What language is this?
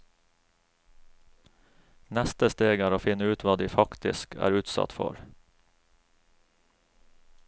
Norwegian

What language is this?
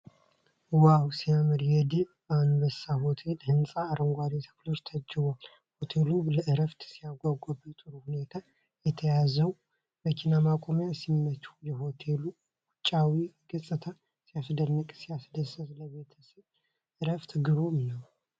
Amharic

